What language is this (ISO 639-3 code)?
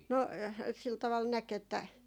fin